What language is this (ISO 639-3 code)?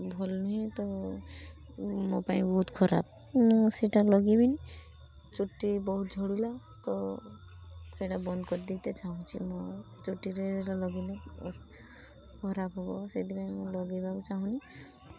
ori